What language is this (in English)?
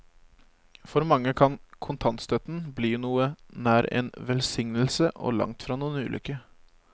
Norwegian